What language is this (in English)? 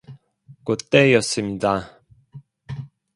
Korean